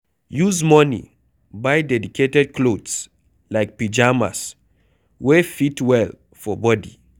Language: Nigerian Pidgin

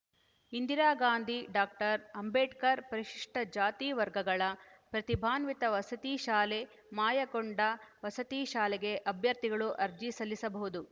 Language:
Kannada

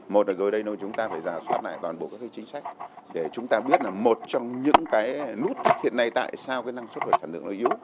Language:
Vietnamese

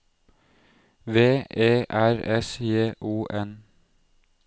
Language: Norwegian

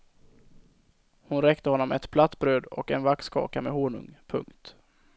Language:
Swedish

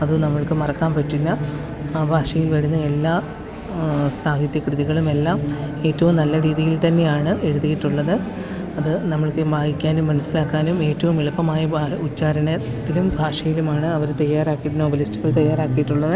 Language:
Malayalam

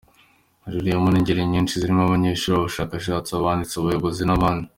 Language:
Kinyarwanda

